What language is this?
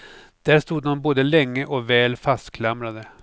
Swedish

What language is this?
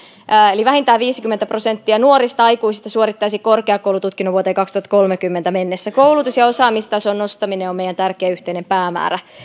Finnish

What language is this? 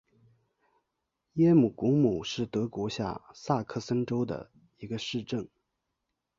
Chinese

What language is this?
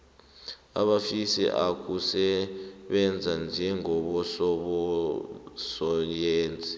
South Ndebele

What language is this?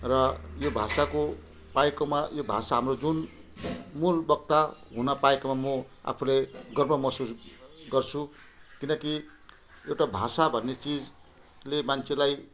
Nepali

